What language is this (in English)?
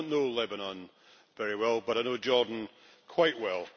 English